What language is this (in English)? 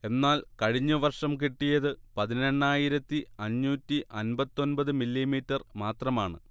Malayalam